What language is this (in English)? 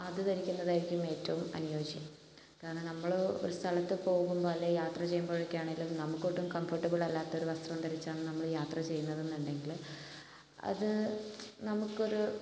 Malayalam